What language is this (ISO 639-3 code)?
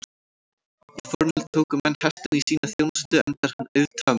isl